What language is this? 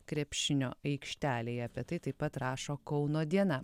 Lithuanian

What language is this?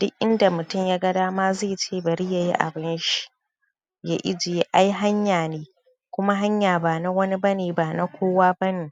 Hausa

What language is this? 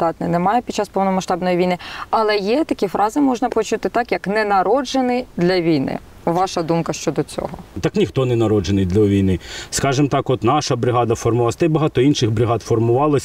Ukrainian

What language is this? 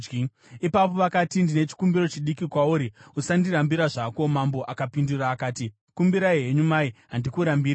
Shona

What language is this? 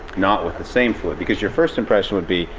English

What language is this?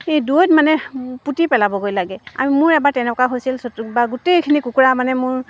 Assamese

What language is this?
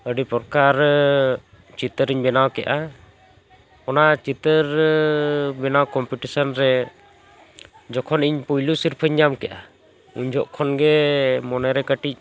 Santali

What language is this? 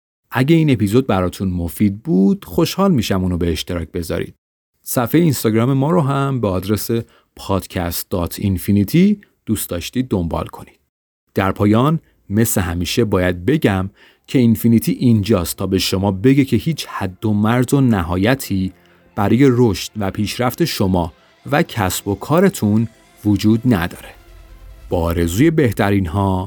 Persian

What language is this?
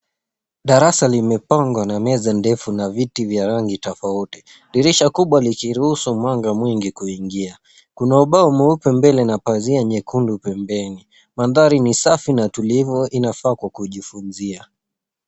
Swahili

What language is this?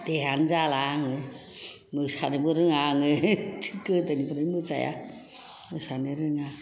Bodo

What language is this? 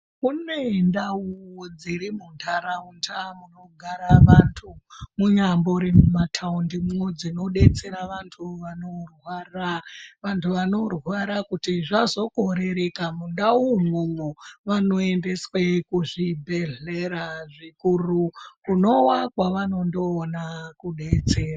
Ndau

